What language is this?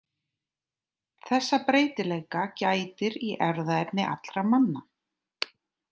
Icelandic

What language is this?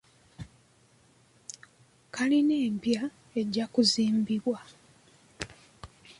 Ganda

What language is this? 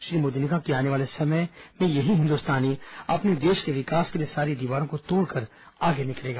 Hindi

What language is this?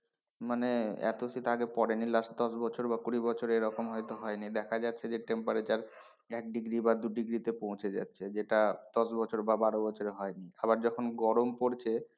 Bangla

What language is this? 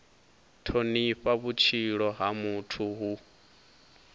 Venda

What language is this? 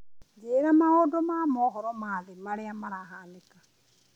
Kikuyu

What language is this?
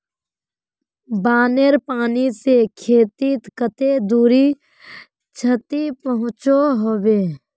Magahi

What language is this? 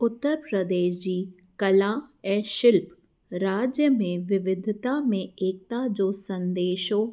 Sindhi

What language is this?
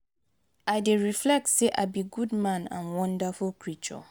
Nigerian Pidgin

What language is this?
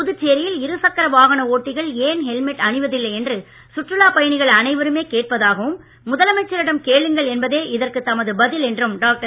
Tamil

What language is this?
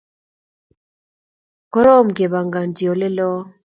Kalenjin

